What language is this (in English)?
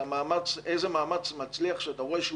Hebrew